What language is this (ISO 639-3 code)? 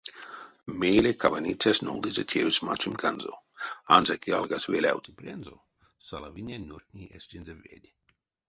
myv